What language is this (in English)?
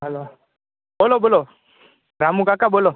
Gujarati